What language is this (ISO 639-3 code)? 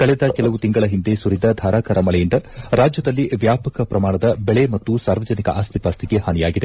kan